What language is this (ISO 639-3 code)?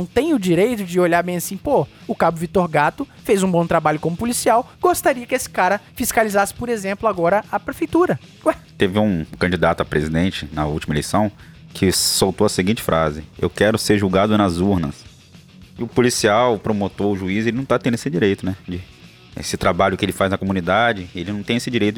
por